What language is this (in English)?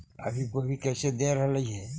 Magahi